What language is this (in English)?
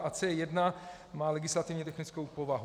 Czech